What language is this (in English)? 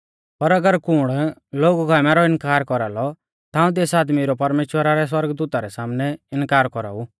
Mahasu Pahari